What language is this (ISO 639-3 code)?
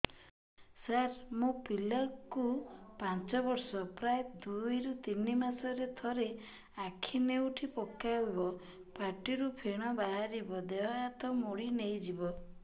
ori